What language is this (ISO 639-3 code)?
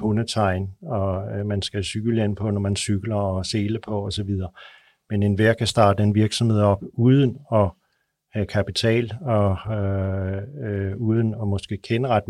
dan